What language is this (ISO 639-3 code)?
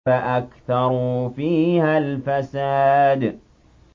ara